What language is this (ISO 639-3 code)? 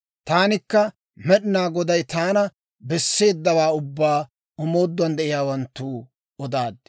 dwr